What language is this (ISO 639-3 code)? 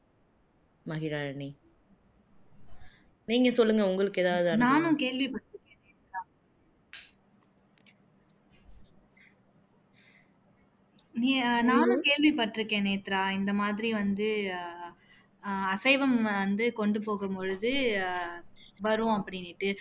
tam